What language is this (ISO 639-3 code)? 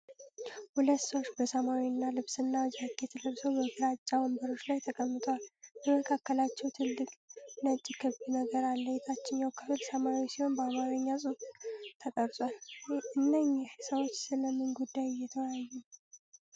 amh